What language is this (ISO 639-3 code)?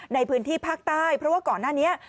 tha